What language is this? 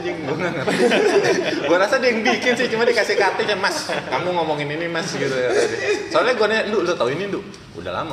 Indonesian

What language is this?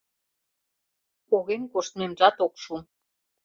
Mari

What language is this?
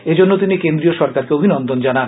Bangla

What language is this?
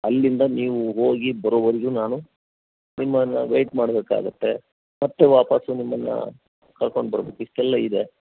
Kannada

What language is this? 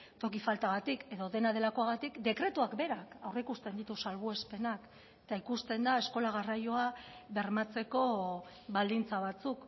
Basque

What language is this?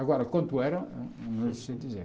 Portuguese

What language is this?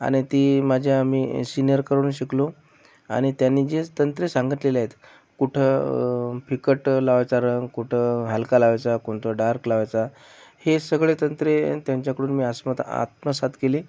Marathi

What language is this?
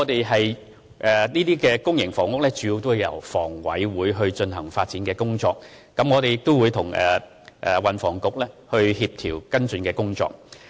Cantonese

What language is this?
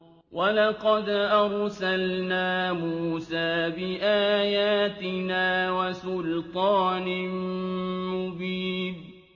Arabic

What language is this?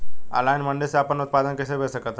Bhojpuri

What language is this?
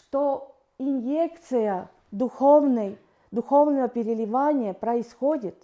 Russian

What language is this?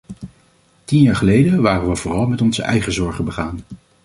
Dutch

